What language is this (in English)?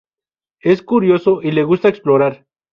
Spanish